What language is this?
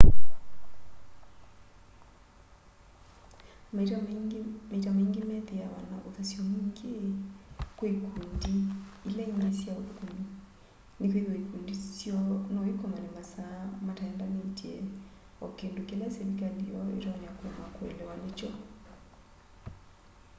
Kamba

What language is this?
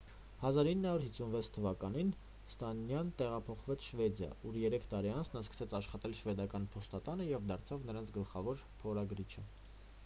Armenian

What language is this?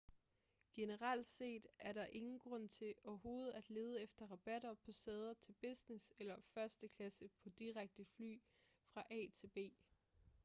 Danish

